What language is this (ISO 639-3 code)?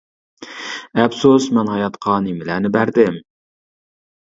uig